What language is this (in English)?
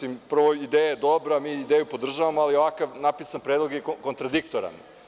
Serbian